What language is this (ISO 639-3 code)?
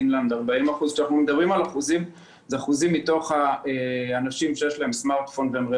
heb